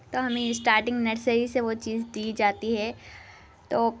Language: Urdu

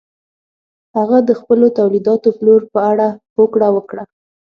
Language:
Pashto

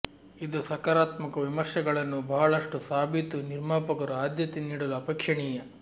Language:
Kannada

